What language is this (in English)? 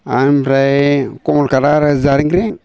Bodo